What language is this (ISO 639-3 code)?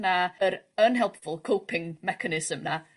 cym